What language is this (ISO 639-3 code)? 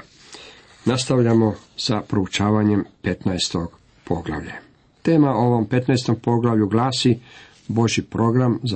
hrv